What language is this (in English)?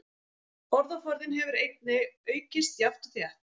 Icelandic